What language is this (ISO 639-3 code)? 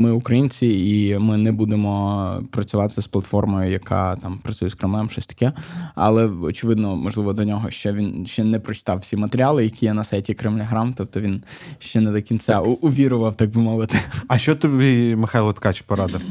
ukr